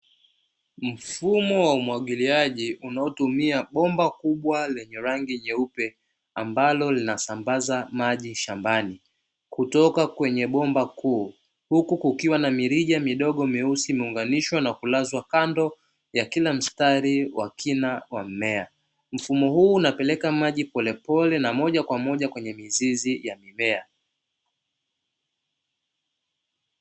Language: Swahili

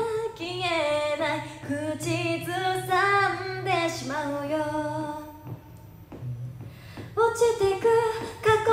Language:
Japanese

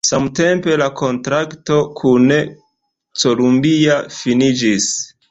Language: Esperanto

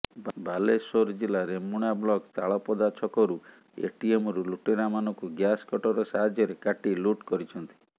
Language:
Odia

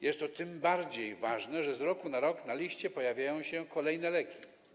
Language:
Polish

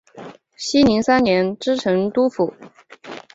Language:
Chinese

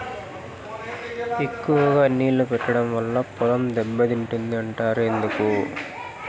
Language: Telugu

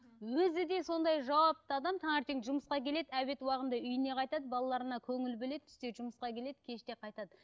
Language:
Kazakh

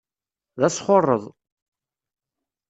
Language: Kabyle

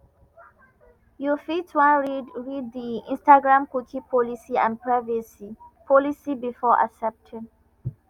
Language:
Nigerian Pidgin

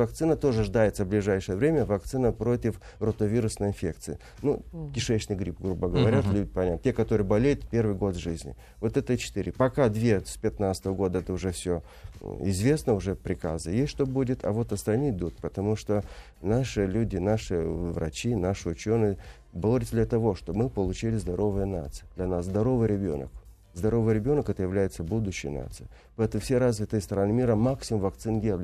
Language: Russian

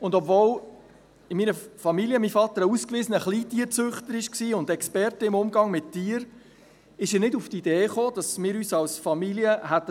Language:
Swiss German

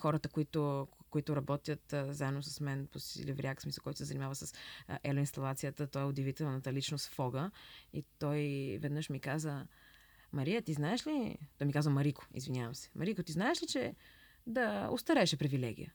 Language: Bulgarian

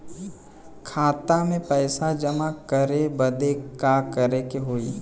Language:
Bhojpuri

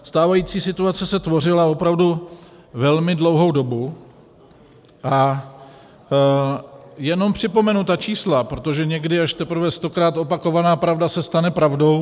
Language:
Czech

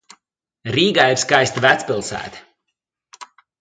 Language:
Latvian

